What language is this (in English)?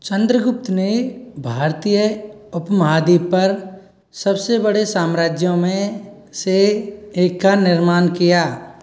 Hindi